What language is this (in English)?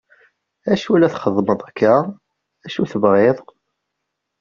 Kabyle